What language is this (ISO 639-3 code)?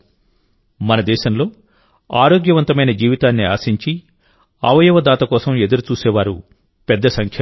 tel